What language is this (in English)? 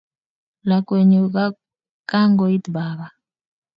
Kalenjin